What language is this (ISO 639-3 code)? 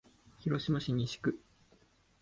jpn